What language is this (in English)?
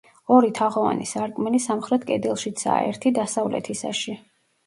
Georgian